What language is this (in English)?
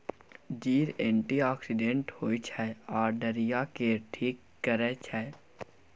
Maithili